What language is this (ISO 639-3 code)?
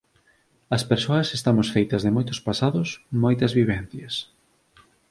glg